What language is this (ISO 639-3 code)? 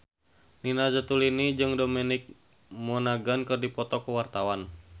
sun